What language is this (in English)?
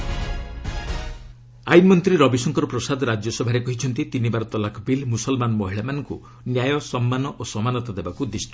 Odia